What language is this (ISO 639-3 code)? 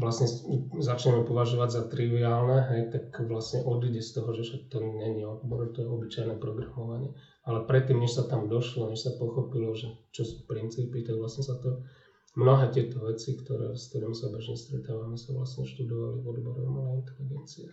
slk